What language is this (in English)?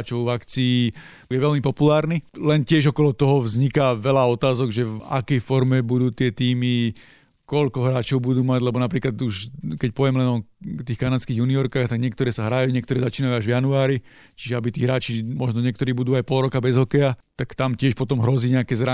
Slovak